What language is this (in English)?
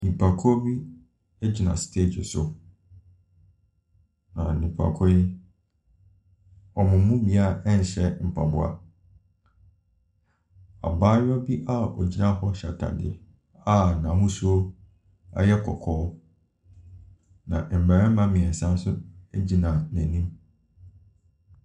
Akan